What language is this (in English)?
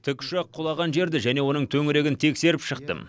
Kazakh